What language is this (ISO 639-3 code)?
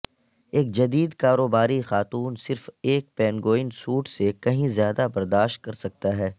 urd